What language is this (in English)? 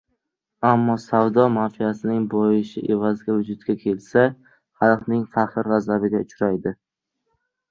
Uzbek